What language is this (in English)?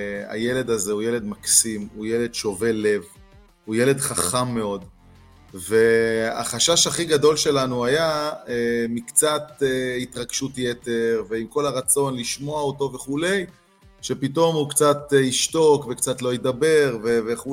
Hebrew